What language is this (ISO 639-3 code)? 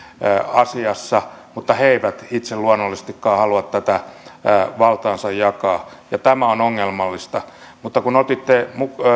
fin